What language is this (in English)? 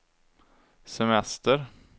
Swedish